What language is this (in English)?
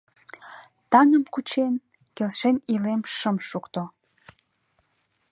Mari